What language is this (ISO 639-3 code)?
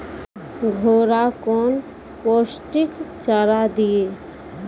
mai